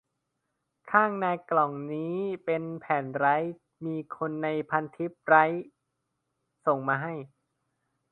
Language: Thai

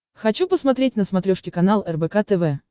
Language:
Russian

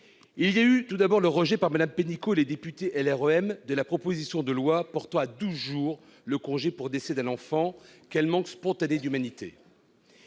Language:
French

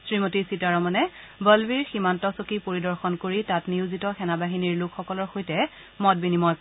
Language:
Assamese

